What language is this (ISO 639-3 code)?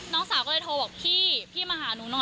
tha